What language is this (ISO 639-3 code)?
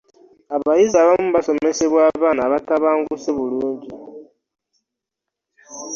lug